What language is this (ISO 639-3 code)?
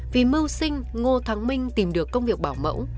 vie